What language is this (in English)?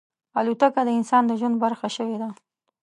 Pashto